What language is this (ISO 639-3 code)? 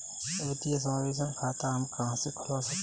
hin